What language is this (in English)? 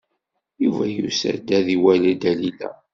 Kabyle